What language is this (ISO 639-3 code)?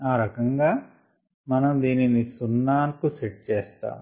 tel